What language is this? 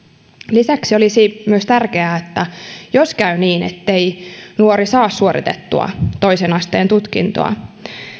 Finnish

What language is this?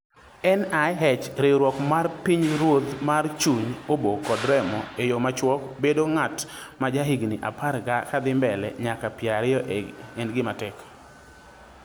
Luo (Kenya and Tanzania)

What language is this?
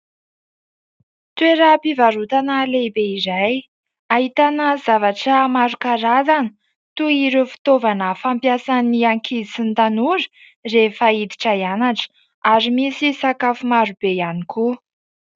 Malagasy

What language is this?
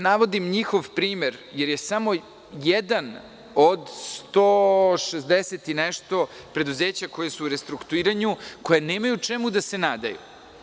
Serbian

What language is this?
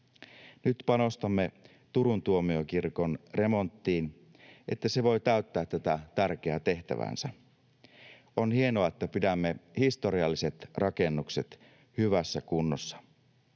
Finnish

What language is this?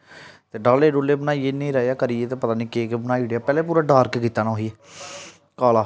Dogri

